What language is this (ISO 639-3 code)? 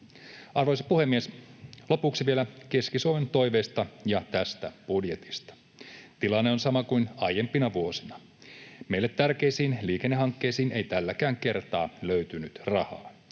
fin